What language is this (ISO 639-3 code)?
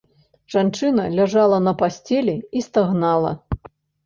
bel